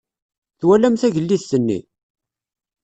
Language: Kabyle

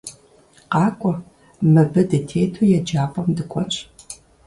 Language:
Kabardian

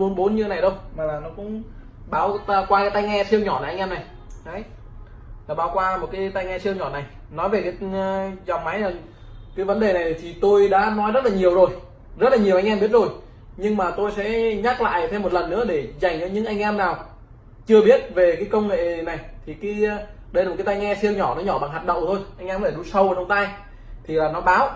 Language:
Vietnamese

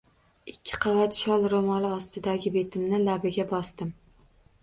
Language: Uzbek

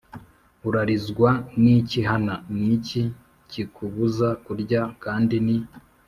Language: Kinyarwanda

